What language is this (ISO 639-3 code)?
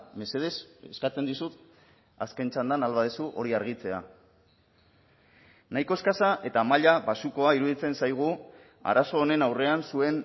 eus